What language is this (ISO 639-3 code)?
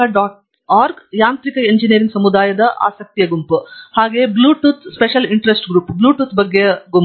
kan